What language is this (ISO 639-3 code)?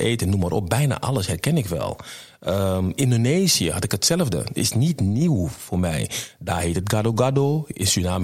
nld